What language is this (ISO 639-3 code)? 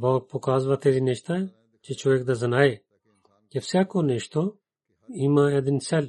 bul